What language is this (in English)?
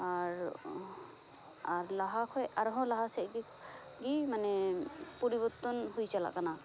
Santali